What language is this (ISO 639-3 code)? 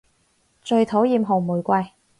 yue